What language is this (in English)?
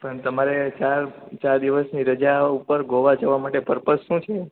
Gujarati